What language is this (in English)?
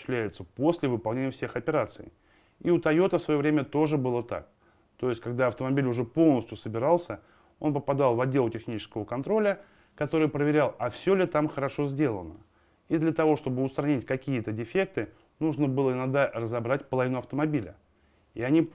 Russian